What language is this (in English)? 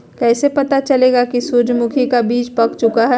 Magahi